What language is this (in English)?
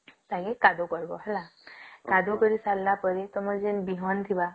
Odia